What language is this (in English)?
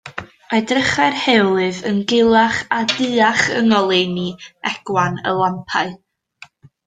Welsh